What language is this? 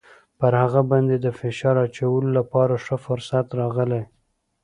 Pashto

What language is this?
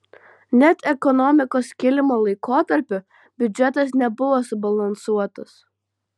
Lithuanian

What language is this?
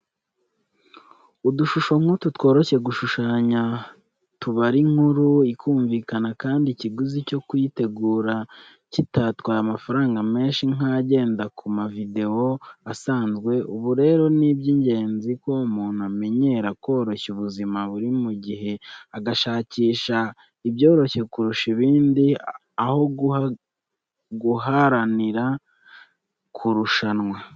Kinyarwanda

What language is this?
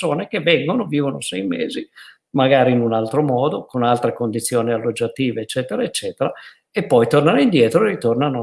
Italian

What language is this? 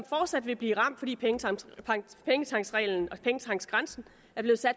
Danish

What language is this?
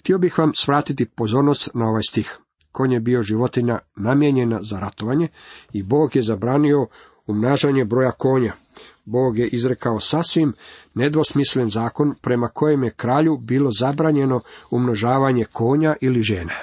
Croatian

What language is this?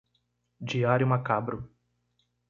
Portuguese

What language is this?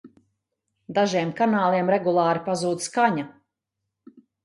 Latvian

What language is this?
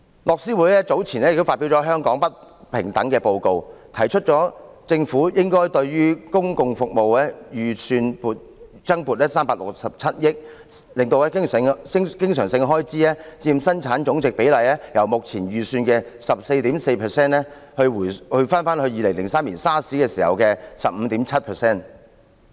Cantonese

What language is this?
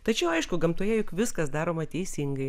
Lithuanian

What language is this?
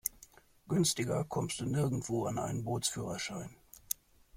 German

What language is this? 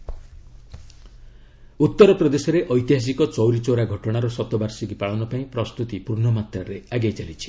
Odia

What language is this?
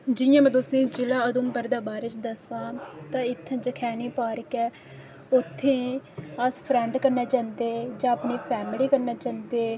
Dogri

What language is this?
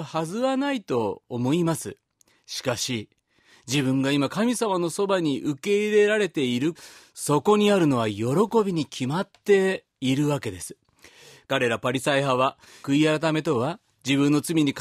Japanese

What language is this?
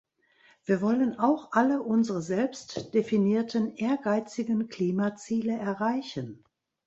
German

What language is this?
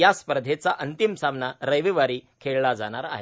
Marathi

